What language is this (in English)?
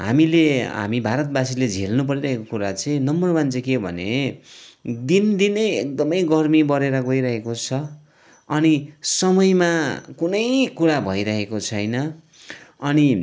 Nepali